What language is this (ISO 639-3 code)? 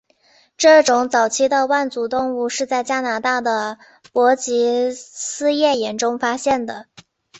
zho